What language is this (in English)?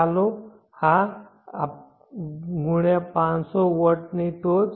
Gujarati